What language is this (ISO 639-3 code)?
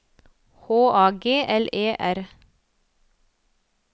nor